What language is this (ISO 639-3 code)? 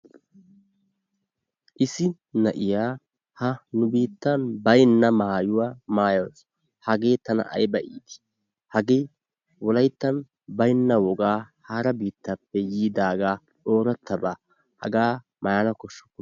wal